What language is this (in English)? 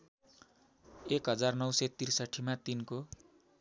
Nepali